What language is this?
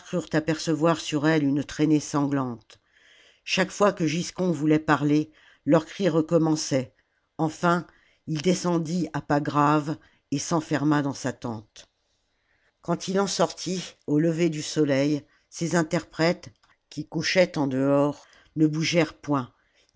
French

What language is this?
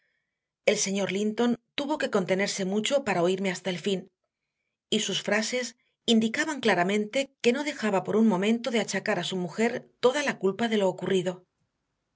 Spanish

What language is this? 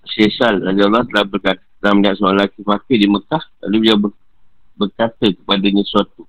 Malay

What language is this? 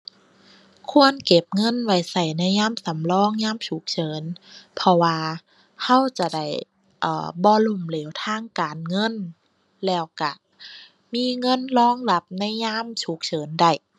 Thai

